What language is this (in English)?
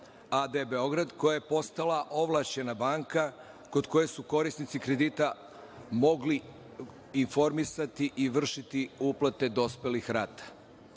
Serbian